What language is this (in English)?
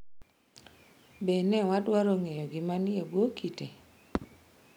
Luo (Kenya and Tanzania)